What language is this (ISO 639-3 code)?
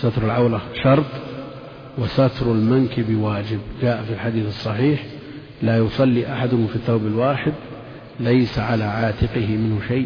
ara